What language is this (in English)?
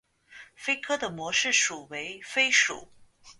Chinese